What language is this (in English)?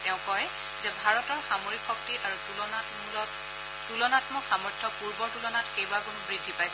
Assamese